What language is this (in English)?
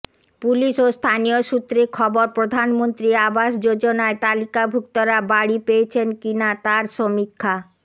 Bangla